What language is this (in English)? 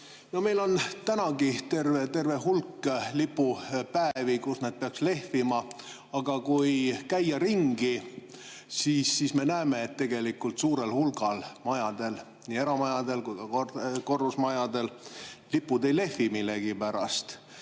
Estonian